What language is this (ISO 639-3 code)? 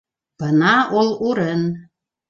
bak